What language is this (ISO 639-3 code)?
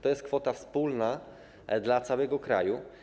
pol